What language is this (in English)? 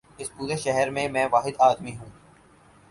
Urdu